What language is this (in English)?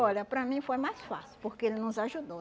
Portuguese